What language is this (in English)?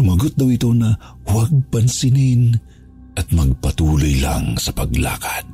Filipino